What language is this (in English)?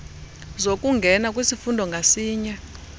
Xhosa